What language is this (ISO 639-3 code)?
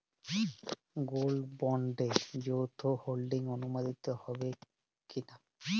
ben